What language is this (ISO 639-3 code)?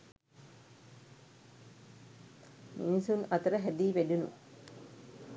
sin